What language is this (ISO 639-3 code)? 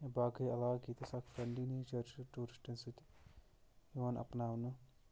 kas